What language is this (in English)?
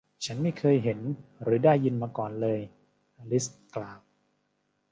Thai